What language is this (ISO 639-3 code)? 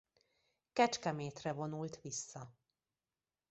hun